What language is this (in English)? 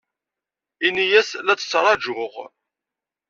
Kabyle